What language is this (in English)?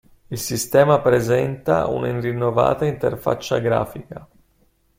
Italian